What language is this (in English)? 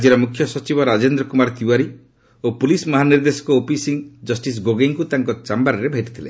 Odia